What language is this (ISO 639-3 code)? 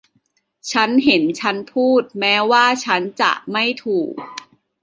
tha